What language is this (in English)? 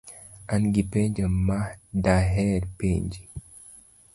Luo (Kenya and Tanzania)